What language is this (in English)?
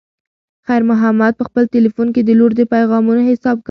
Pashto